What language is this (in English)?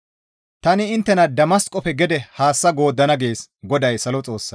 Gamo